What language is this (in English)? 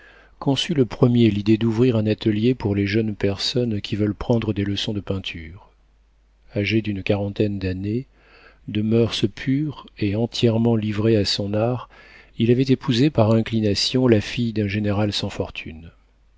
French